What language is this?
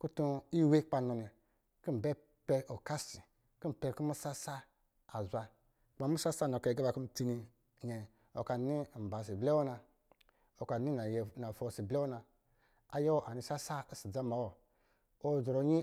Lijili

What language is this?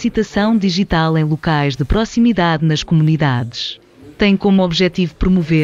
Portuguese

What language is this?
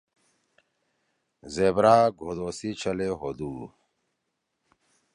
Torwali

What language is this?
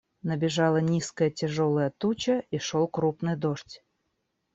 Russian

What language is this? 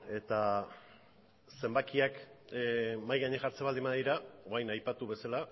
Basque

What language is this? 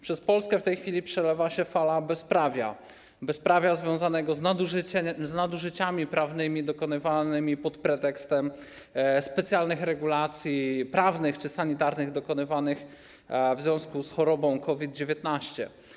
Polish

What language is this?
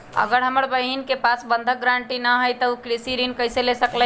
Magahi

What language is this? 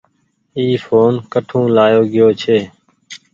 Goaria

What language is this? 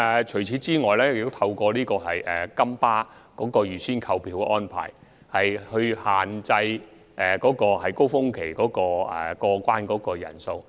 Cantonese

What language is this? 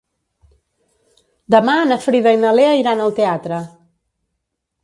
Catalan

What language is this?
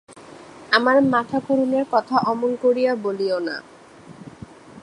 Bangla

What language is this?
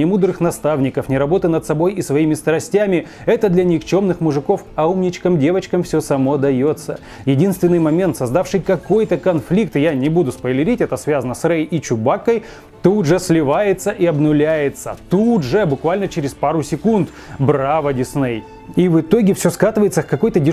Russian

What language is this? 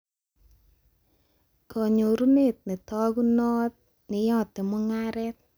Kalenjin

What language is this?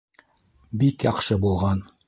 Bashkir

